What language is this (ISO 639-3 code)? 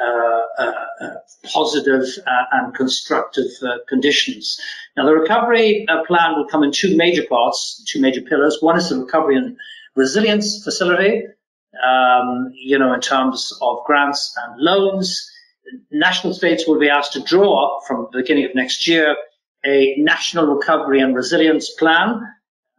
eng